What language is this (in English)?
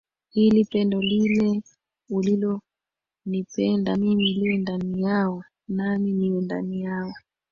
Swahili